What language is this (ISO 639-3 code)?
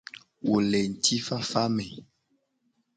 gej